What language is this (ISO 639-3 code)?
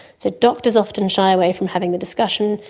eng